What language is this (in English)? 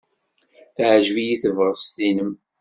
Kabyle